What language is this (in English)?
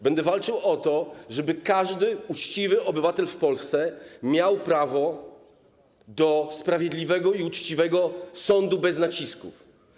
Polish